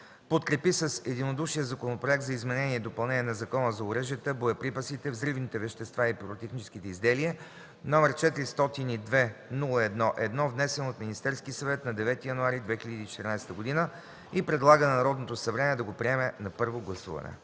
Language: Bulgarian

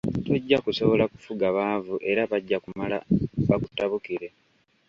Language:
Ganda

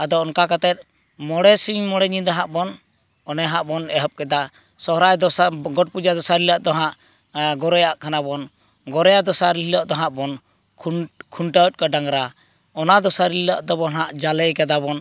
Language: Santali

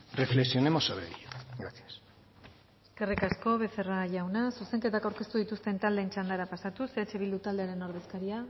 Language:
Basque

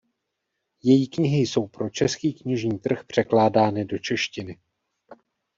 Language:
Czech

